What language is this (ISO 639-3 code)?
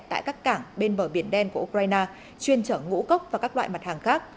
vie